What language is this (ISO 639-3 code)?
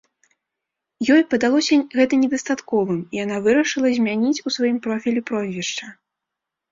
bel